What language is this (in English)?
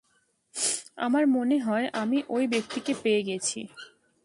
Bangla